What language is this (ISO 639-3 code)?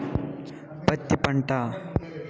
tel